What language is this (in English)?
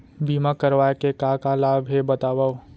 Chhattisgarhi